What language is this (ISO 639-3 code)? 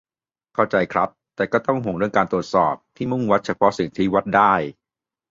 tha